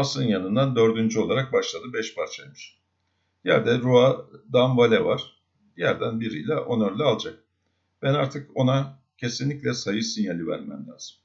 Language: Turkish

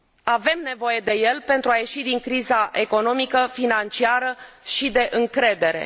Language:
Romanian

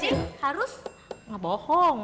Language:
Indonesian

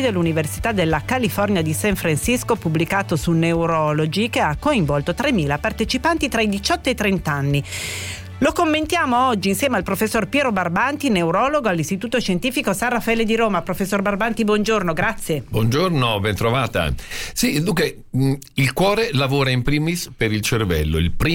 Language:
Italian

